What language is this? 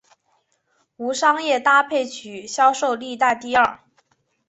Chinese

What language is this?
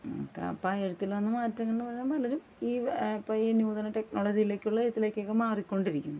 Malayalam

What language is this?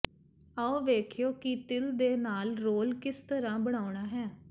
Punjabi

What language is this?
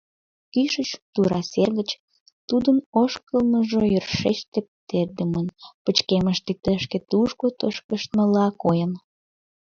Mari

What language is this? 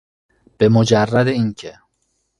Persian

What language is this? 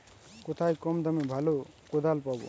Bangla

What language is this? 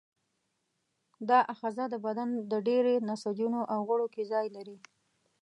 Pashto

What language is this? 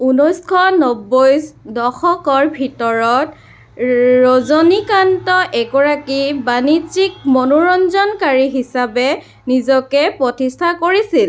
Assamese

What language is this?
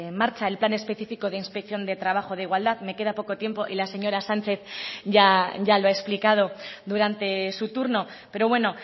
Spanish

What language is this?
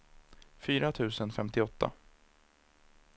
Swedish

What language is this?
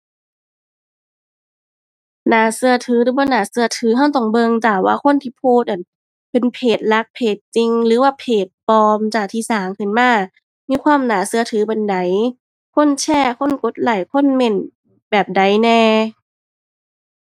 Thai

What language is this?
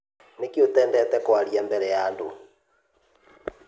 Kikuyu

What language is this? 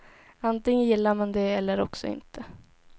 Swedish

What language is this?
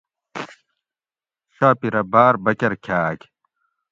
Gawri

